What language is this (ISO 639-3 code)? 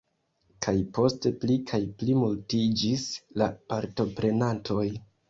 epo